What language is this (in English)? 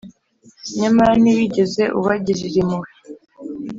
Kinyarwanda